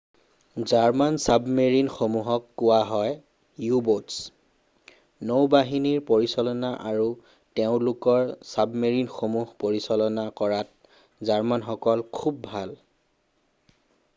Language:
Assamese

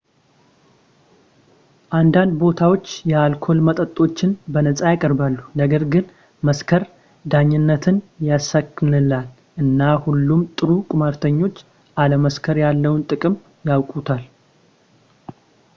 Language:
Amharic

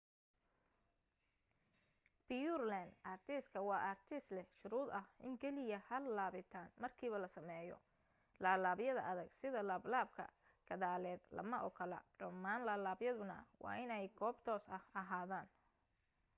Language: Somali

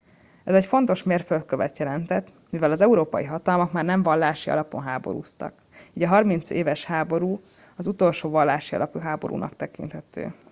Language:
Hungarian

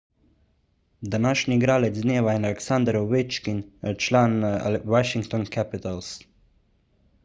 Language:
Slovenian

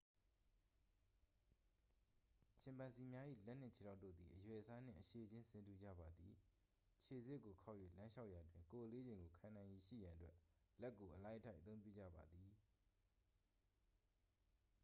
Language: Burmese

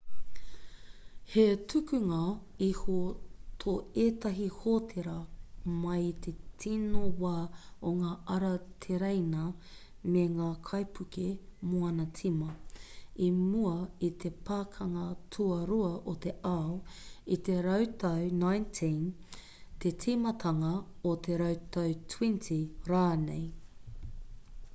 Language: Māori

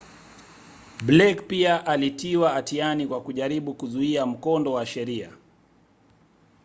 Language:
Swahili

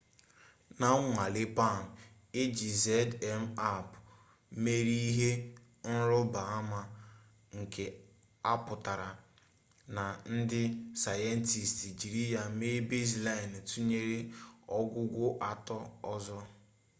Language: Igbo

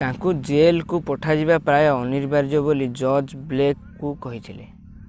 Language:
Odia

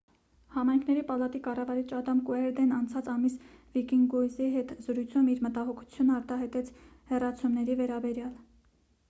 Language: Armenian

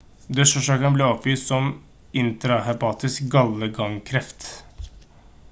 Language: Norwegian Bokmål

